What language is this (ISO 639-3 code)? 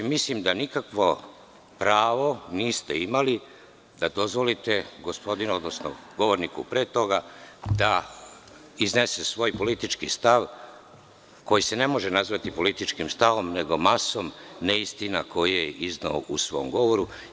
srp